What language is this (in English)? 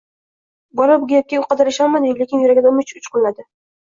Uzbek